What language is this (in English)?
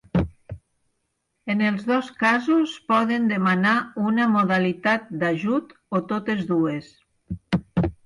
Catalan